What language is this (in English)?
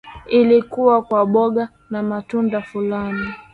Swahili